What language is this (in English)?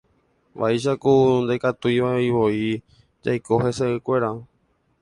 Guarani